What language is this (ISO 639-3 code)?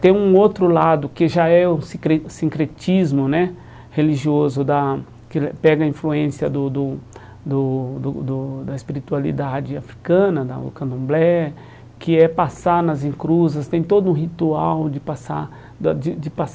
por